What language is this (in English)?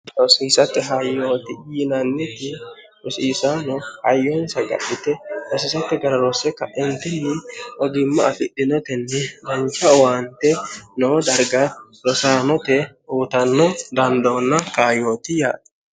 Sidamo